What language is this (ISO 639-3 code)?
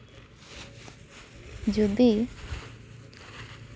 sat